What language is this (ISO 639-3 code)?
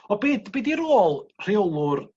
cym